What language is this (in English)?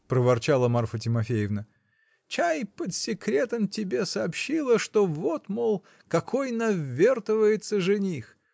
Russian